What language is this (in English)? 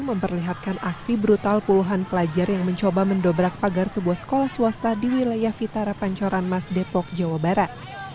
Indonesian